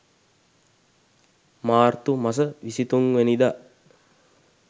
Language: Sinhala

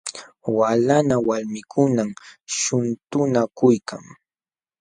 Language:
Jauja Wanca Quechua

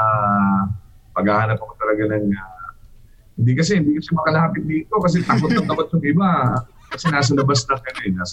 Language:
Filipino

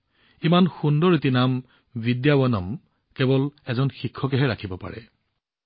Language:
Assamese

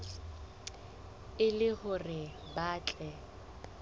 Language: Southern Sotho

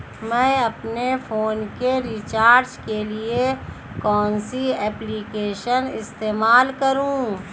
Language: Hindi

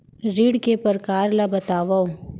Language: Chhattisgarhi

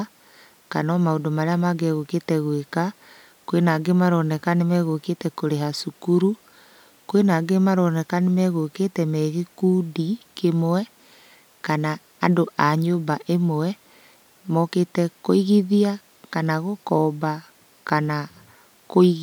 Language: Kikuyu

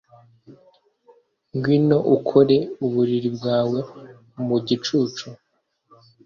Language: Kinyarwanda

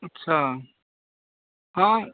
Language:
Maithili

